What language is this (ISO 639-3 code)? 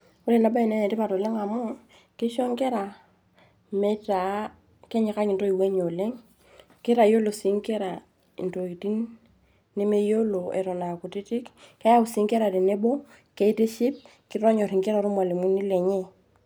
mas